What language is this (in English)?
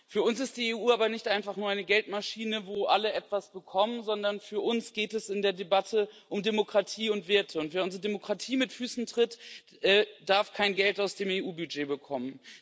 German